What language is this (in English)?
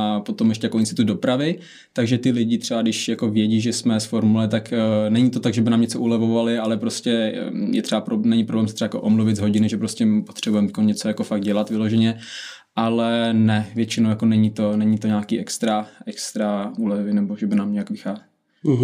Czech